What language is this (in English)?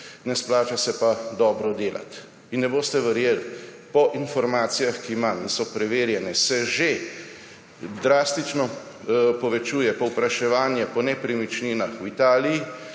Slovenian